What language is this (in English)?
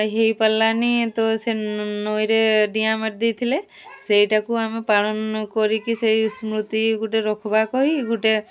Odia